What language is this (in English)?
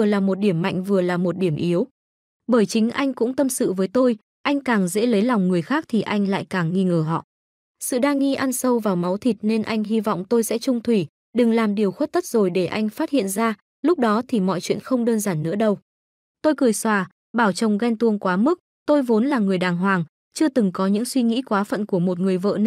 Vietnamese